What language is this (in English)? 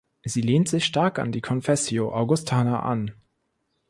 German